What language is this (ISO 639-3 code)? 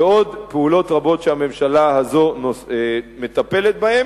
heb